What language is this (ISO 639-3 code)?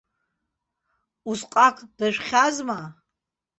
abk